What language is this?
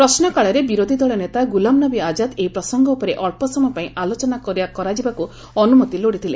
Odia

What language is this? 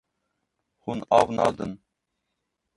Kurdish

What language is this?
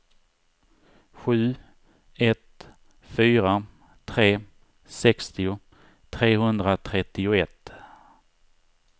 Swedish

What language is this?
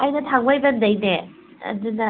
Manipuri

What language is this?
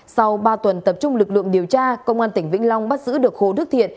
Vietnamese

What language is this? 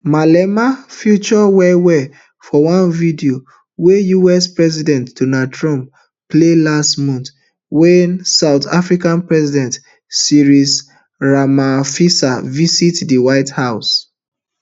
Nigerian Pidgin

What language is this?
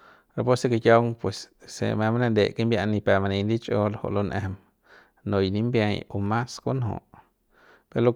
Central Pame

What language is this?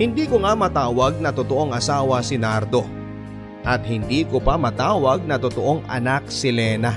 Filipino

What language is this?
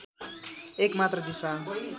Nepali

